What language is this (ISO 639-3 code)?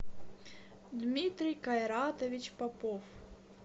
rus